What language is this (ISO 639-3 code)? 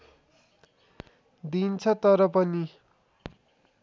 nep